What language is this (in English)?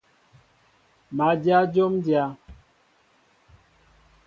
Mbo (Cameroon)